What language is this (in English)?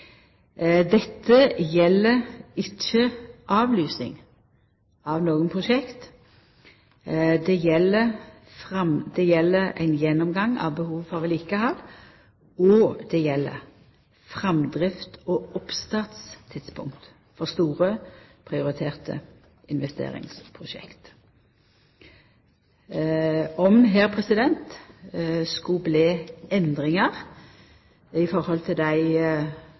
Norwegian Nynorsk